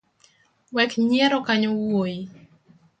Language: Luo (Kenya and Tanzania)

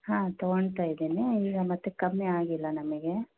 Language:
Kannada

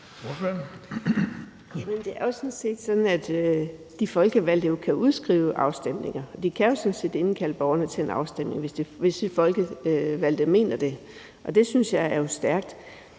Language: Danish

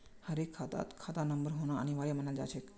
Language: Magahi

